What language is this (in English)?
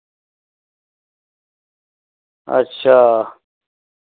Dogri